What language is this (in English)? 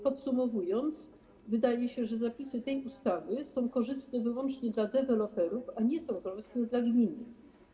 Polish